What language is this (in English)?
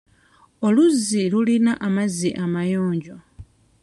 Ganda